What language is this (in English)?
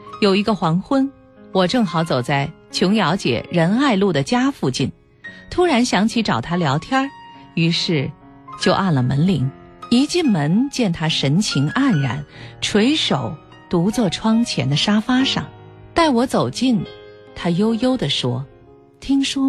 Chinese